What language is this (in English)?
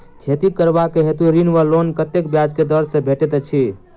Maithili